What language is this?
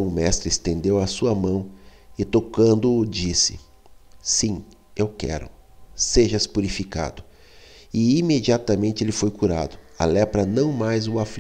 Portuguese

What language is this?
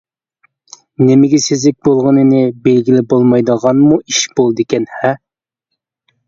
Uyghur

